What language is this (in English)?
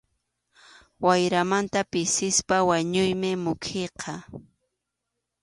Arequipa-La Unión Quechua